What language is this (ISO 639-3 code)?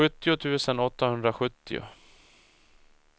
swe